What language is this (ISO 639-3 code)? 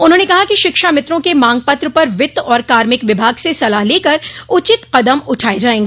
hin